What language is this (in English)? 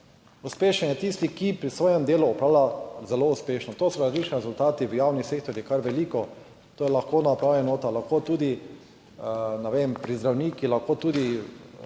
Slovenian